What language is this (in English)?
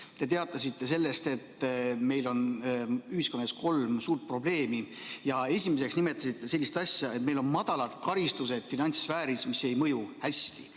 Estonian